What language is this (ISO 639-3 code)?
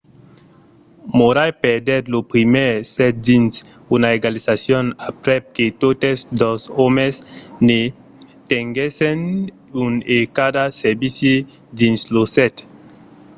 oci